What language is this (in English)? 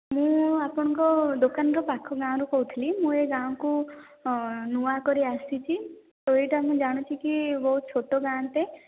Odia